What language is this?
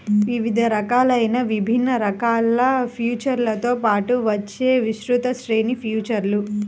Telugu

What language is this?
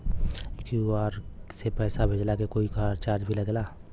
Bhojpuri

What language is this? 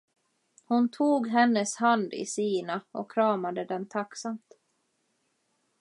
Swedish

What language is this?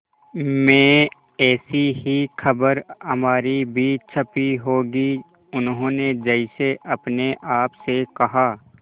Hindi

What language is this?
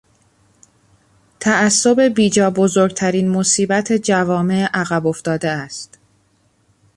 Persian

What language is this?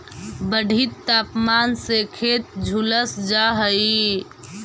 Magahi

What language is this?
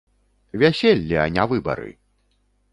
Belarusian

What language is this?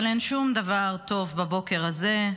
Hebrew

